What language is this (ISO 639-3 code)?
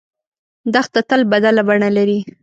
pus